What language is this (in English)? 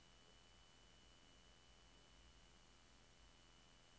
Norwegian